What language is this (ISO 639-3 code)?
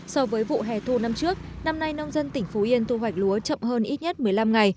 vie